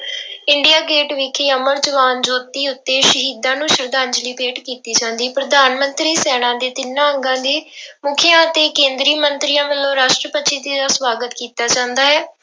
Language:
Punjabi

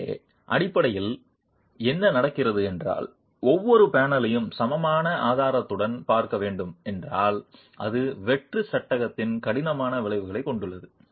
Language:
Tamil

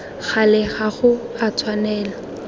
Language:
Tswana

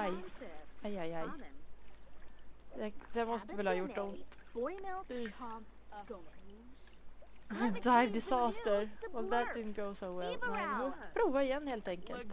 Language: Swedish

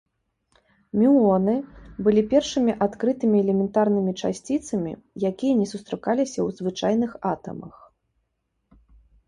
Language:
Belarusian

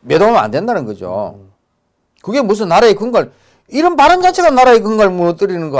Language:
Korean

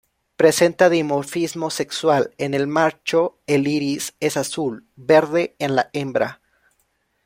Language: Spanish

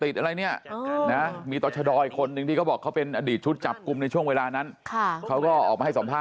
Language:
Thai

